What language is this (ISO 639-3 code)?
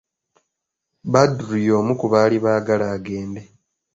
lug